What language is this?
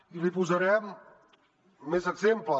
Catalan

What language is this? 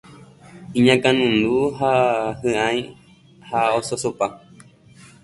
Guarani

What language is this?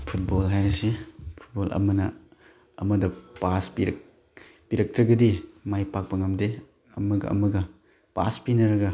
Manipuri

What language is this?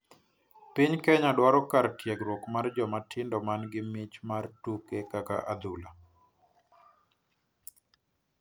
Luo (Kenya and Tanzania)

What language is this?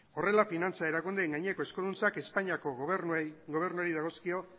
Basque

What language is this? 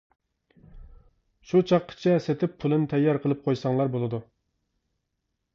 Uyghur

